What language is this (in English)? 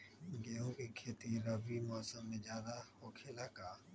Magahi